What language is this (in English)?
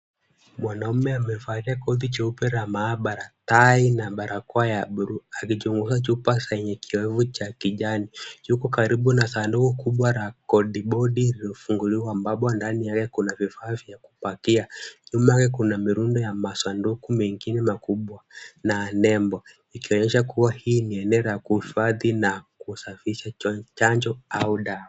Swahili